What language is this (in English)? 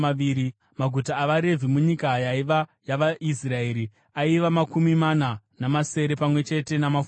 Shona